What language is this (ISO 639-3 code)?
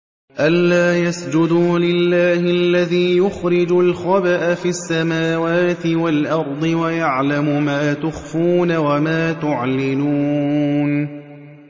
ara